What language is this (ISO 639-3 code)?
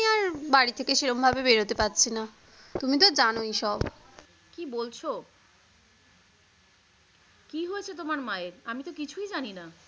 ben